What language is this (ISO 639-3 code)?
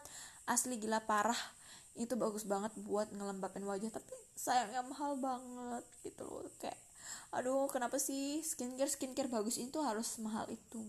ind